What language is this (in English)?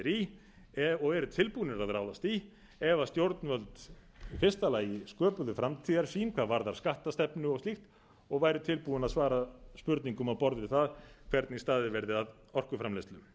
Icelandic